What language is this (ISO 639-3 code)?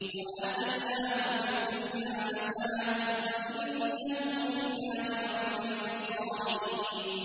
ara